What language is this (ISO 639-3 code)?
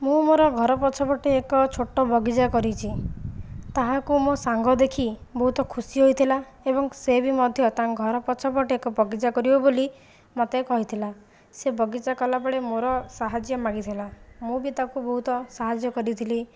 ori